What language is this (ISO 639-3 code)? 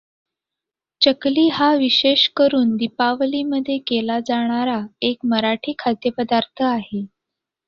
mar